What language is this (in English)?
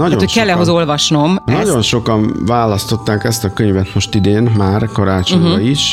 Hungarian